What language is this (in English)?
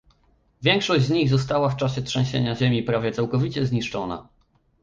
Polish